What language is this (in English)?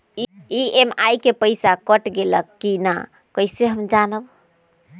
Magahi